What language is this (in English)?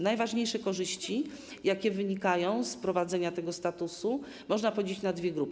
Polish